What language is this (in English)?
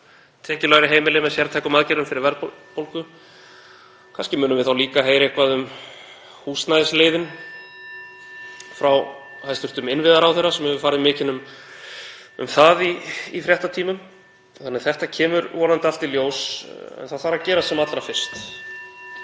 Icelandic